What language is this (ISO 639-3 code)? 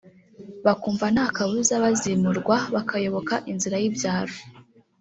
kin